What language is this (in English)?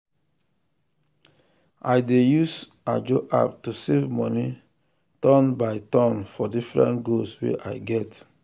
Nigerian Pidgin